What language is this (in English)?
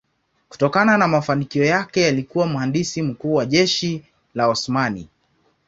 Swahili